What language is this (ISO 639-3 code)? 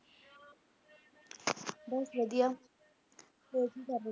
pan